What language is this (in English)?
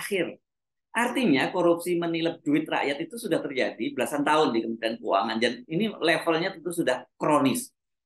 Indonesian